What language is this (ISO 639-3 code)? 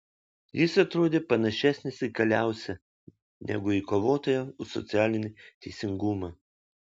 lit